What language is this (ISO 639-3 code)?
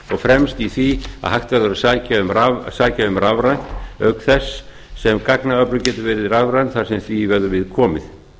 isl